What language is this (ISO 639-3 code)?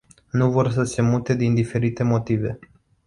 ron